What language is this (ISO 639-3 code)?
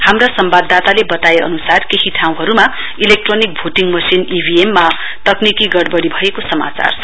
nep